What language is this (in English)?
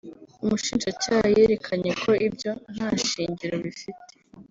Kinyarwanda